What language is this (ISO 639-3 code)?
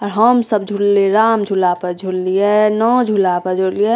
mai